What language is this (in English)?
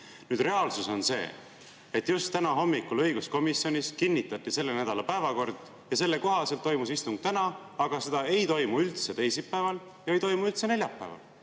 Estonian